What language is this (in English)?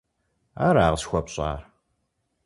Kabardian